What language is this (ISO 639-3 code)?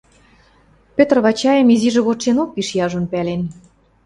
mrj